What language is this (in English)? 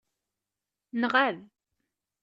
Kabyle